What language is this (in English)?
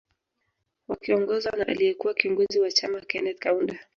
Swahili